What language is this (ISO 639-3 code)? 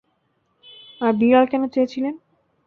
ben